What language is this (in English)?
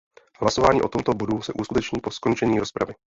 Czech